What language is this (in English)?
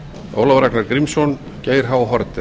Icelandic